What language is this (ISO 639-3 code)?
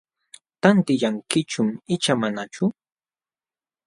qxw